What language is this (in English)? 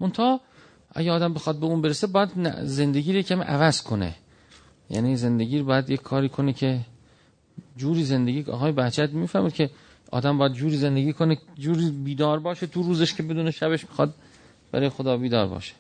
Persian